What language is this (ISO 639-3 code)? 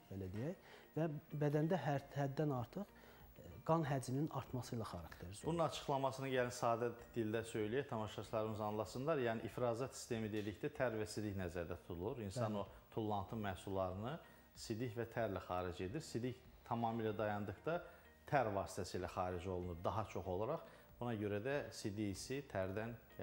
tur